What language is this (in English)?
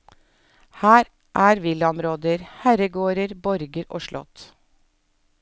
Norwegian